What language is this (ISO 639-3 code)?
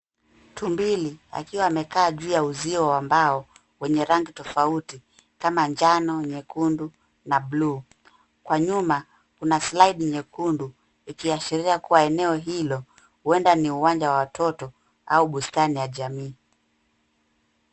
swa